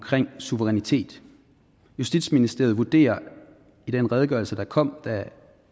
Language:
Danish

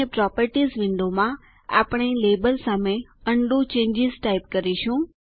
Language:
Gujarati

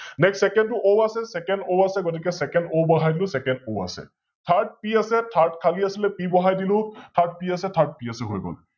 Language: Assamese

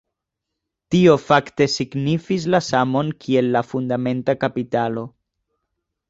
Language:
Esperanto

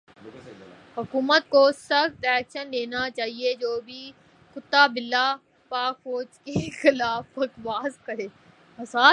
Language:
Urdu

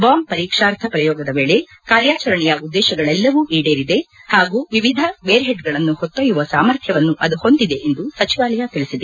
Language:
Kannada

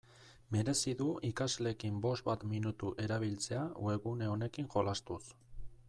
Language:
Basque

